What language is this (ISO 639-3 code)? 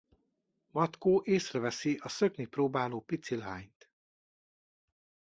hun